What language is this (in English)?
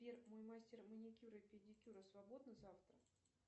Russian